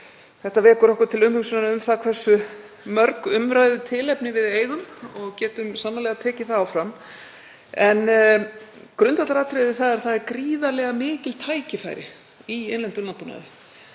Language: Icelandic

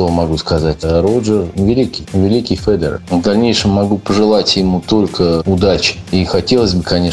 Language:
Russian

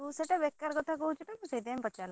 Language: Odia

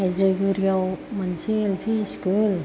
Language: Bodo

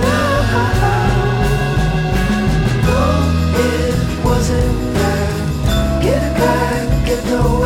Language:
Greek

